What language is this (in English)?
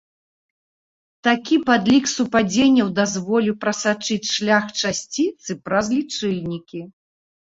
Belarusian